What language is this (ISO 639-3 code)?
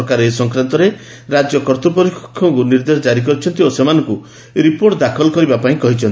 ori